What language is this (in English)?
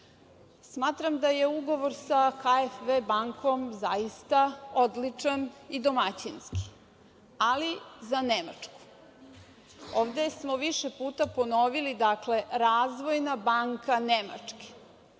Serbian